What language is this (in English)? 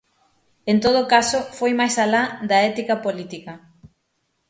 Galician